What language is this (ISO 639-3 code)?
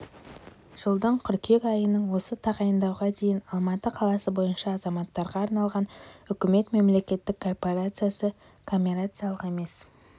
kaz